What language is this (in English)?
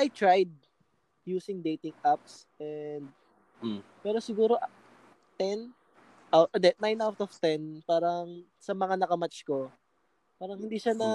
Filipino